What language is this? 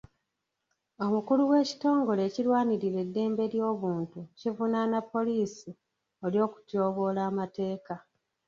Ganda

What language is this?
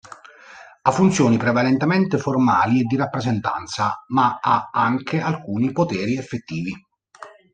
Italian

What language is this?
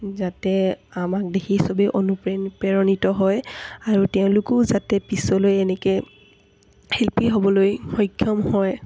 Assamese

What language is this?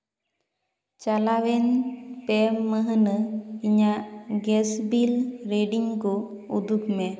Santali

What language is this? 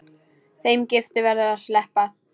Icelandic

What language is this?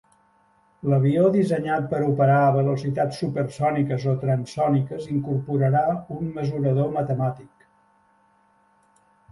Catalan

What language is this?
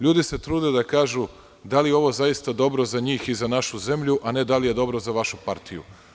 Serbian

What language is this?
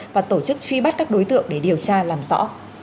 Vietnamese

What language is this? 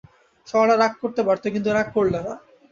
Bangla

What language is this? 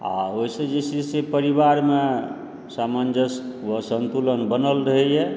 Maithili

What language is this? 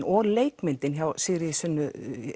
Icelandic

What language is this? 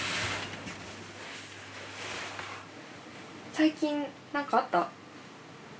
Japanese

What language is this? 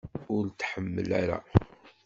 Kabyle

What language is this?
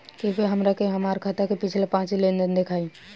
Bhojpuri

